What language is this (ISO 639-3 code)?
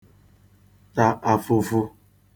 ibo